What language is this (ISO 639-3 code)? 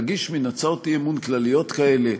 heb